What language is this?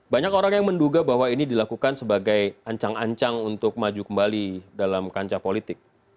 Indonesian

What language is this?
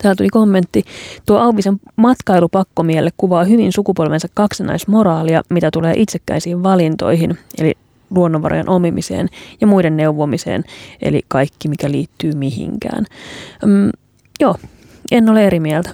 Finnish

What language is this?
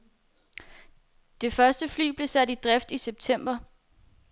Danish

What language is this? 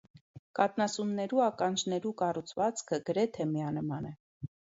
Armenian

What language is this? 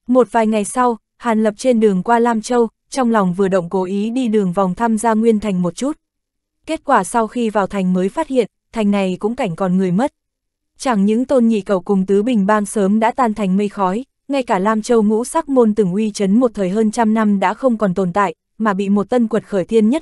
Vietnamese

